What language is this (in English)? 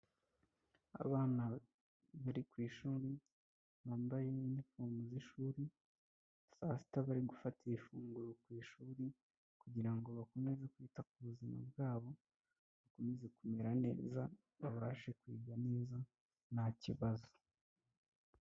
Kinyarwanda